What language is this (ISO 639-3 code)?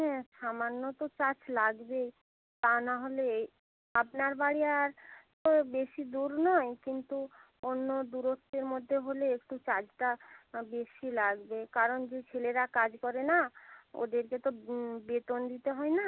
ben